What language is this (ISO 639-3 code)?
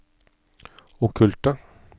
nor